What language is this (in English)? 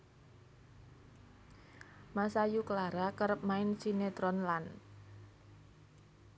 Javanese